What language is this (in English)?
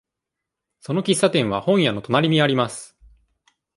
Japanese